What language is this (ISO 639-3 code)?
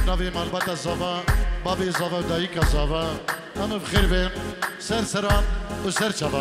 ara